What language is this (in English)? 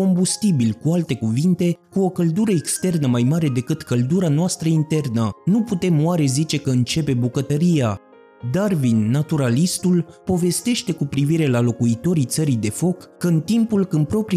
Romanian